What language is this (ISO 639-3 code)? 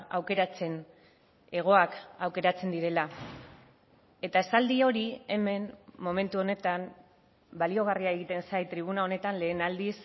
eus